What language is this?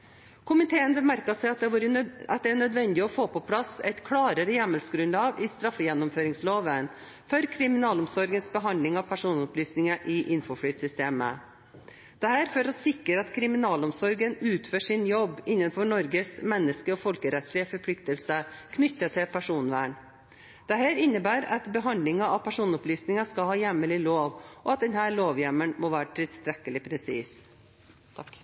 Norwegian Bokmål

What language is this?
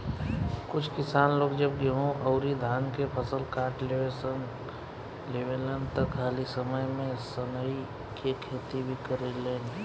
Bhojpuri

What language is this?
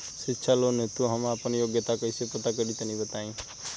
Bhojpuri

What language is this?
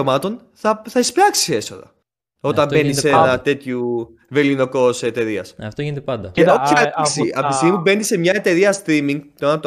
Greek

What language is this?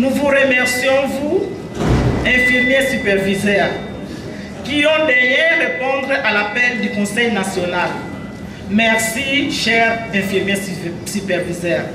French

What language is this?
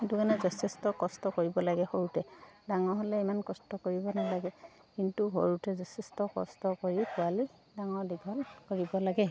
Assamese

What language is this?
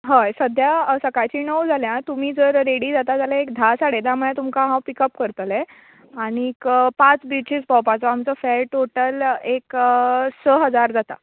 Konkani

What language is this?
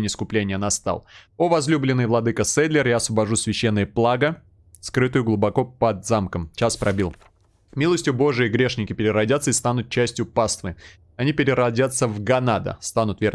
Russian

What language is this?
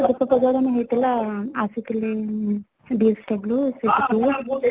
Odia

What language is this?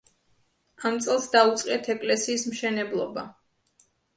Georgian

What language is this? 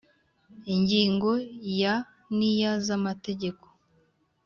Kinyarwanda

